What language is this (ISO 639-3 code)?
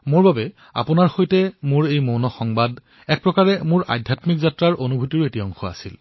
asm